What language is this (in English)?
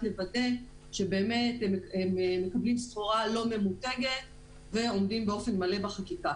Hebrew